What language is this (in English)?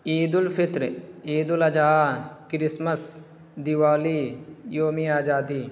Urdu